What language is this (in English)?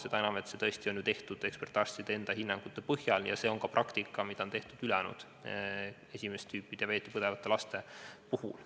Estonian